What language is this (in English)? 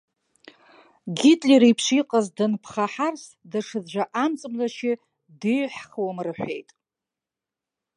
Abkhazian